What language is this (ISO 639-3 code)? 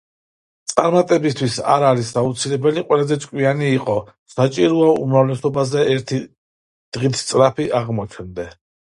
kat